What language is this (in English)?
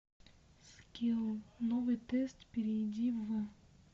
Russian